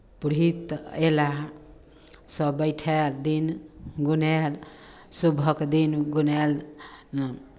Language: Maithili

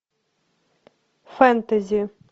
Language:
Russian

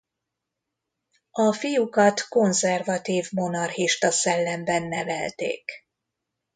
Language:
Hungarian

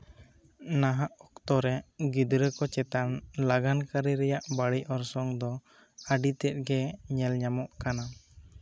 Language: Santali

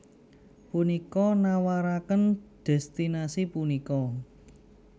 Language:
Javanese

